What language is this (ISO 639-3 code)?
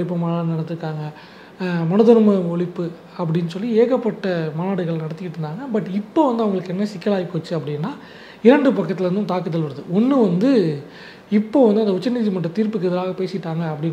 tam